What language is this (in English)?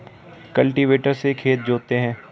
Hindi